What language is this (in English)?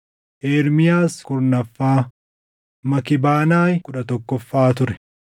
Oromo